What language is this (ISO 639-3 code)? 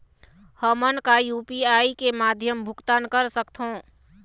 hne